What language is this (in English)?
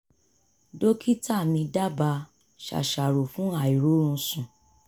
Yoruba